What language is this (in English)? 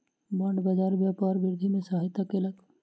Maithili